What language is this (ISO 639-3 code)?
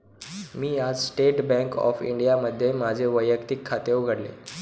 mar